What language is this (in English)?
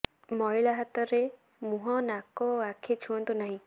Odia